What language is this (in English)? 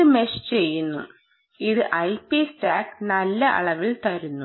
Malayalam